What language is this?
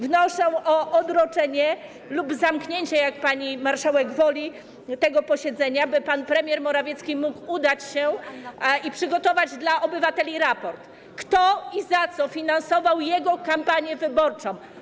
Polish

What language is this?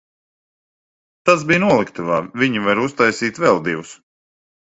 Latvian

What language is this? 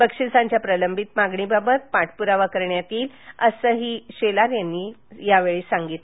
Marathi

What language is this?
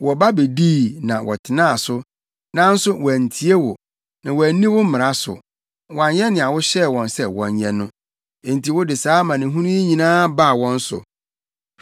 Akan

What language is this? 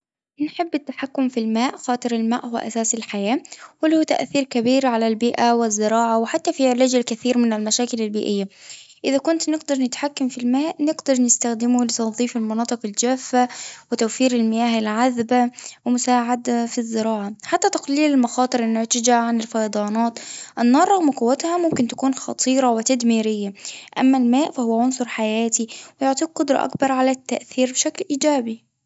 Tunisian Arabic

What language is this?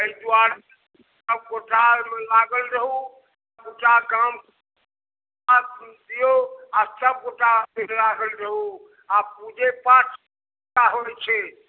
Maithili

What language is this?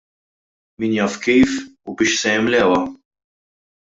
Maltese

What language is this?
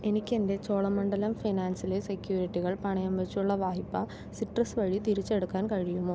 Malayalam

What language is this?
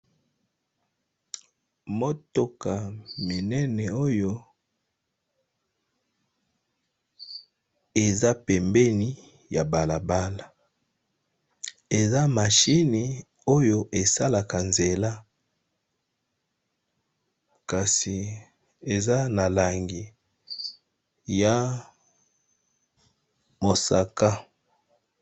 Lingala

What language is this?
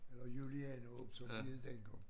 Danish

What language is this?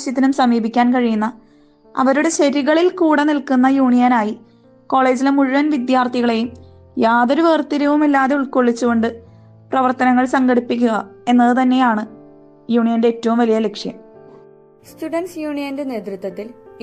Malayalam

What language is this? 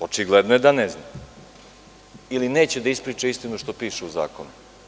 Serbian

